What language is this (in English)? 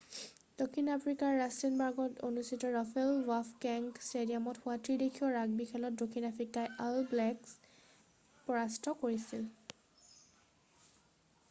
Assamese